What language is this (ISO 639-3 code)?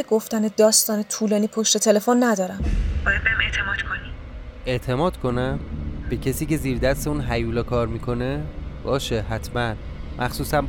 fas